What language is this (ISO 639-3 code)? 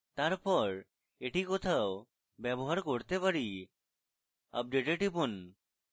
ben